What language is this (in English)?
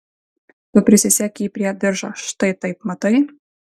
Lithuanian